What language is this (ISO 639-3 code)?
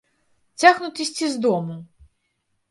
bel